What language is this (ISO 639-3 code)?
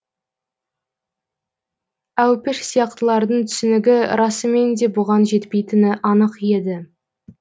kaz